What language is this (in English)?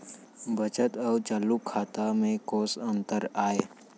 Chhattisgarhi